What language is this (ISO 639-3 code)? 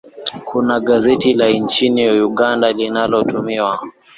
swa